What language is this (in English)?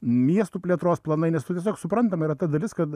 Lithuanian